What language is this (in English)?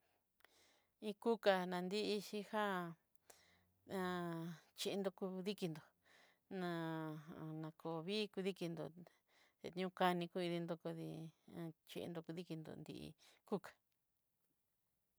Southeastern Nochixtlán Mixtec